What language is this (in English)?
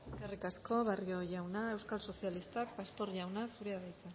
Basque